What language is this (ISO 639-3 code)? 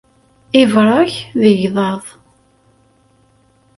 kab